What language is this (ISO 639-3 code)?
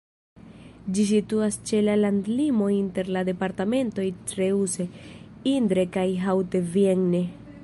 epo